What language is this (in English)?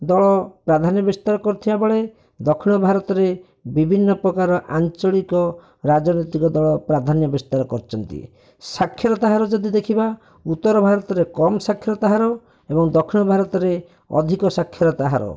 Odia